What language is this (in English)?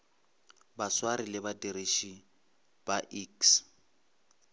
Northern Sotho